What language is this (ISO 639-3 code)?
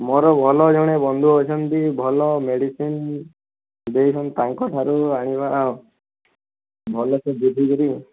ori